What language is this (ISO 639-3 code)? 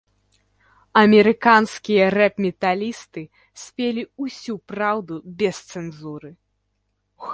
bel